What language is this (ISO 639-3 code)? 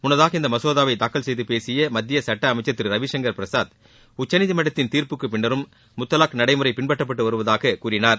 tam